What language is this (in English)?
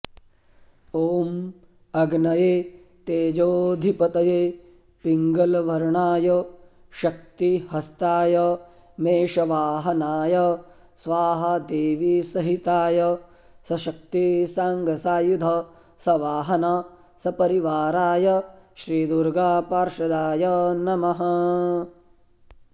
Sanskrit